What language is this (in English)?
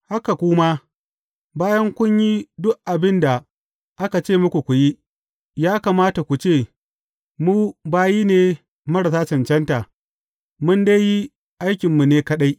Hausa